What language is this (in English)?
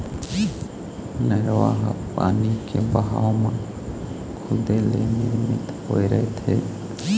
Chhattisgarhi